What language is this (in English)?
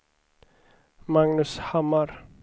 Swedish